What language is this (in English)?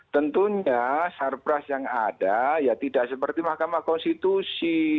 Indonesian